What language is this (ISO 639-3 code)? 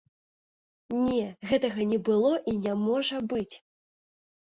bel